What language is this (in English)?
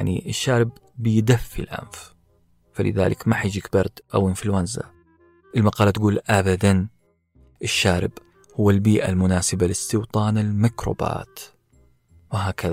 Arabic